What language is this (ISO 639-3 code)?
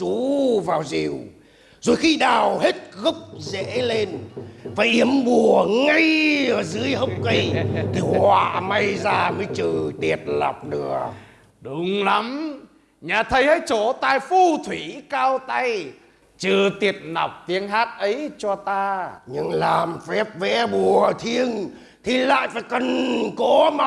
vie